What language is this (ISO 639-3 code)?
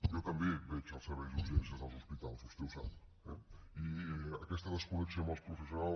cat